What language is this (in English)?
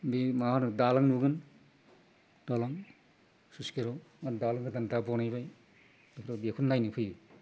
Bodo